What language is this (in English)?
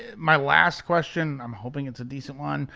English